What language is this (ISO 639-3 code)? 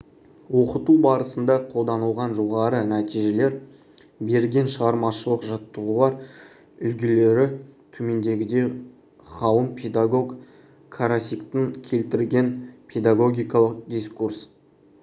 kaz